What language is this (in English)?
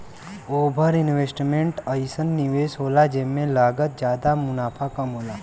Bhojpuri